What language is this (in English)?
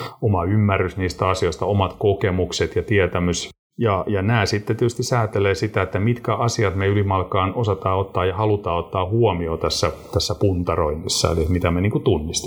Finnish